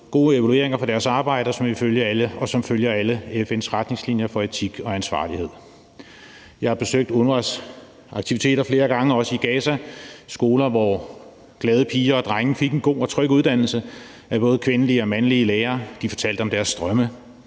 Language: Danish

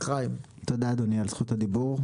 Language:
Hebrew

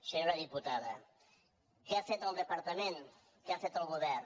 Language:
Catalan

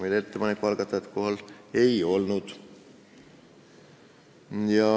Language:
Estonian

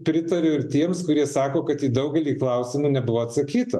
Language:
Lithuanian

